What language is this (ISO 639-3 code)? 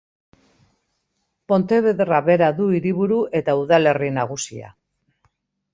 eus